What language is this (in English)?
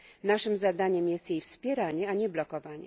Polish